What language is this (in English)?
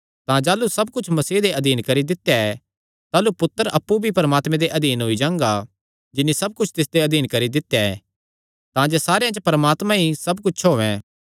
Kangri